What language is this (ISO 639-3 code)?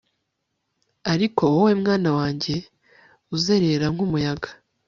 kin